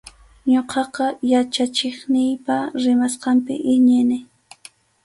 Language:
Arequipa-La Unión Quechua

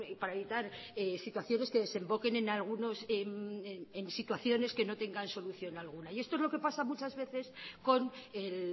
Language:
Spanish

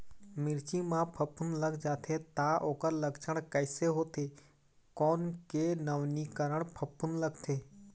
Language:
Chhattisgarhi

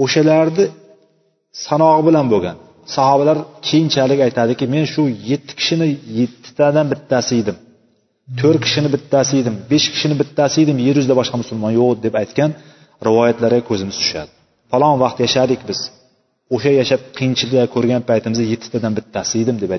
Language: Bulgarian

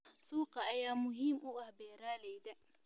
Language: Somali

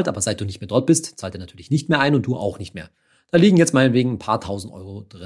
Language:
German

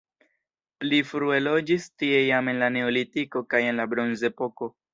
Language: Esperanto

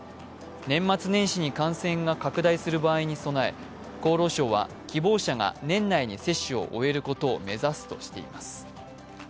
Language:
Japanese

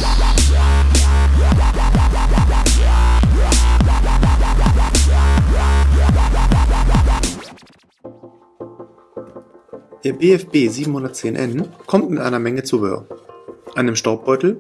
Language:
German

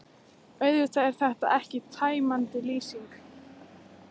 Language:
Icelandic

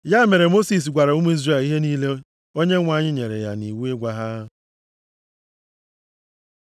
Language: Igbo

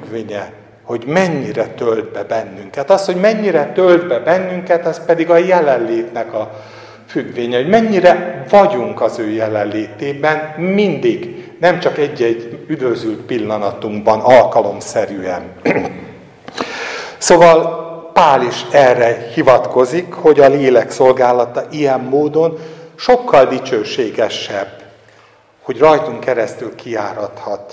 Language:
Hungarian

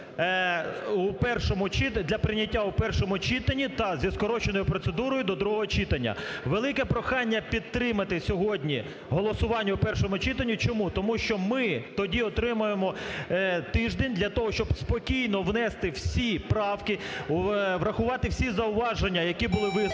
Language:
Ukrainian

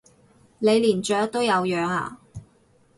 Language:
Cantonese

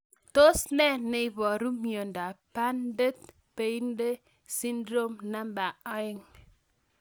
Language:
Kalenjin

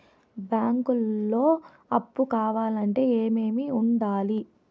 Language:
Telugu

